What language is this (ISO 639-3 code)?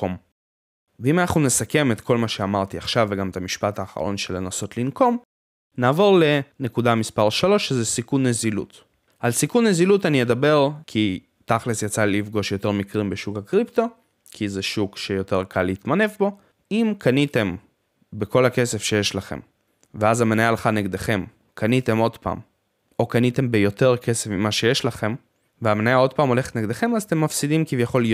heb